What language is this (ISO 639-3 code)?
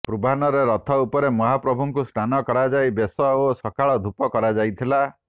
ori